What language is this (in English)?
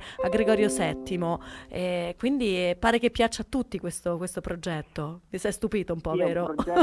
Italian